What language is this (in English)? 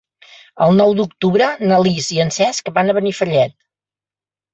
Catalan